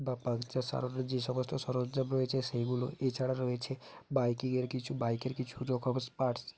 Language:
Bangla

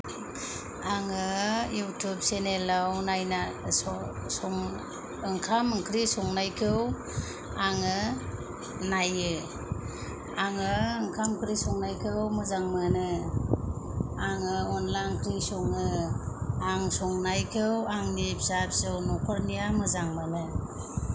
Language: Bodo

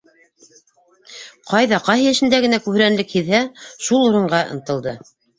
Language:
Bashkir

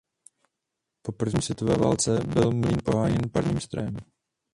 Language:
Czech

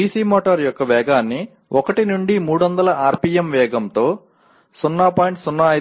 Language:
Telugu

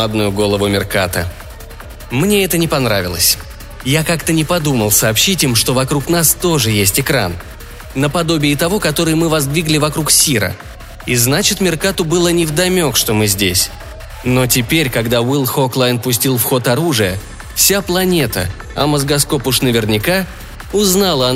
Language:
Russian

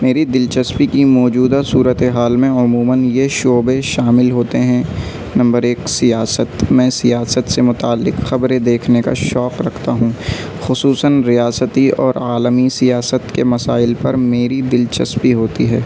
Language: Urdu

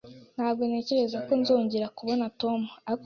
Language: Kinyarwanda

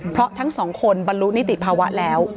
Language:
Thai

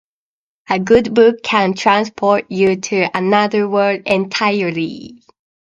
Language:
Japanese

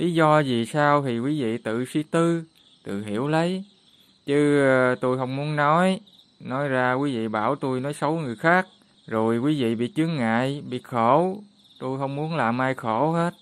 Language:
Vietnamese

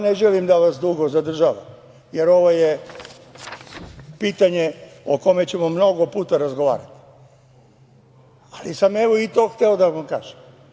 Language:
Serbian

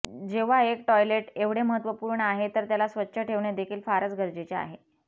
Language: Marathi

